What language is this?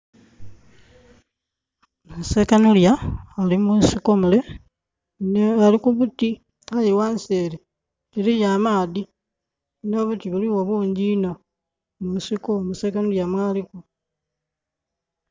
Soga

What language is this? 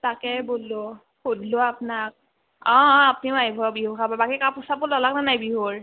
Assamese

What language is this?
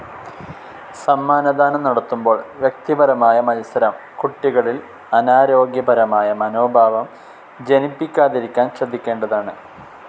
Malayalam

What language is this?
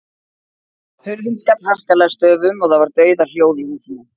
Icelandic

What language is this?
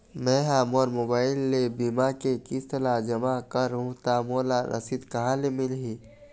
Chhattisgarhi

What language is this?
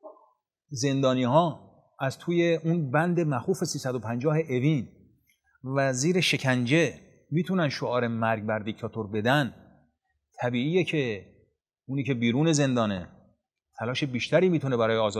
Persian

